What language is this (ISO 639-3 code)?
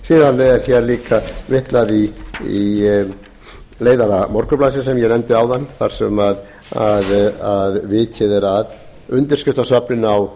isl